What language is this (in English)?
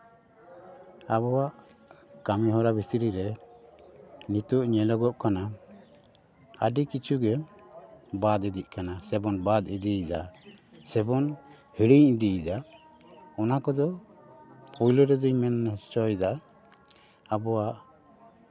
Santali